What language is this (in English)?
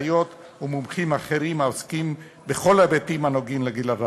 Hebrew